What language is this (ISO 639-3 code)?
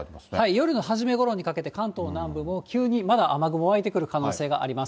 jpn